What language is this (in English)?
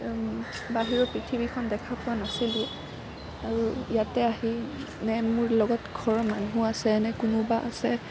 Assamese